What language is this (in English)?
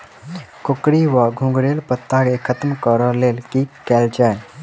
Maithili